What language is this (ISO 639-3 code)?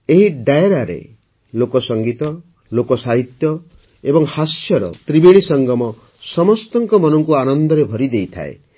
ori